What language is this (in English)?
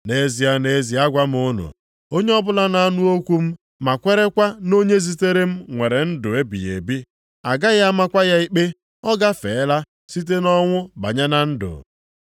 Igbo